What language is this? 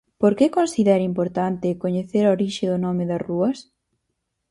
Galician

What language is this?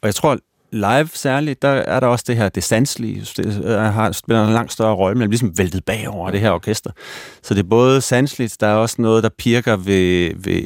Danish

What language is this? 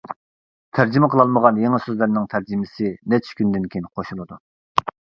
Uyghur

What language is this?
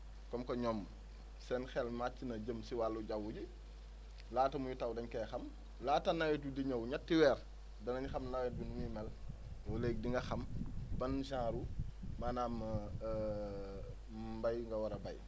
Wolof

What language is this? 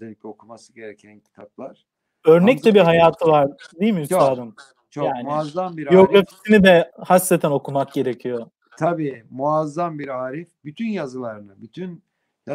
Turkish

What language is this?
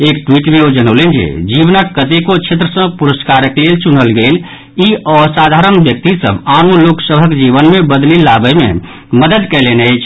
Maithili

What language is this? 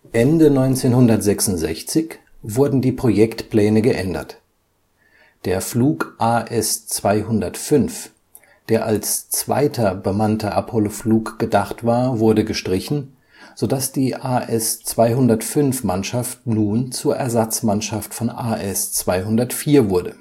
German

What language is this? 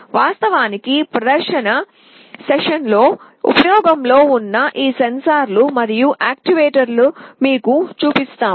Telugu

